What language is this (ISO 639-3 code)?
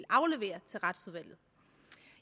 dan